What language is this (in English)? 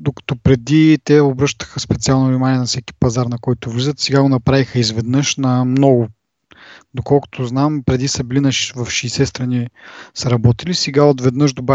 Bulgarian